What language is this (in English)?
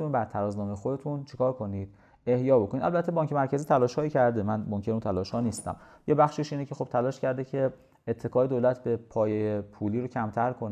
Persian